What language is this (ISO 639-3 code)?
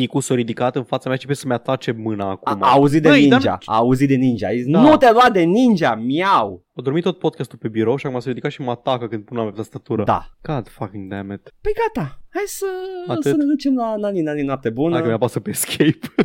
ron